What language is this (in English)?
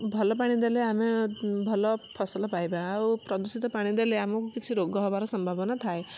Odia